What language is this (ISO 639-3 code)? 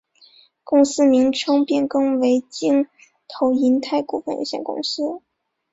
zho